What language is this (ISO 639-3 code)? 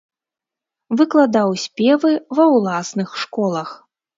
bel